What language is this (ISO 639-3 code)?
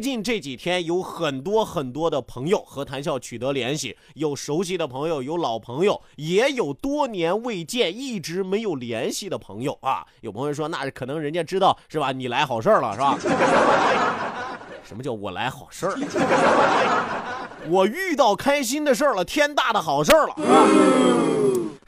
zho